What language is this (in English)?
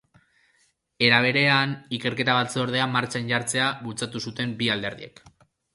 Basque